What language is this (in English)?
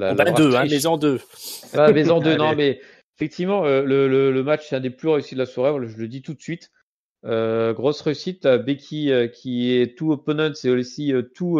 French